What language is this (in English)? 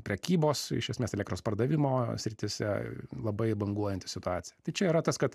Lithuanian